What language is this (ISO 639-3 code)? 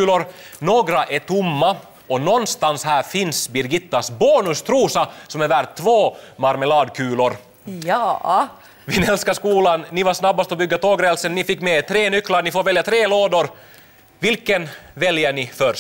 swe